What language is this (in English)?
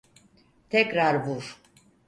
Turkish